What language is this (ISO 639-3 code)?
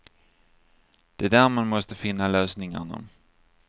swe